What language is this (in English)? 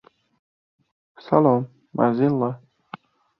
Uzbek